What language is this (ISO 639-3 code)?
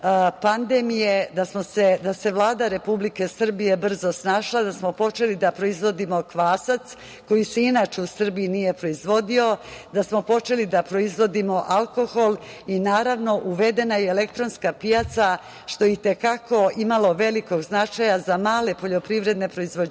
srp